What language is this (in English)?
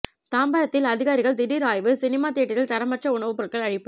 Tamil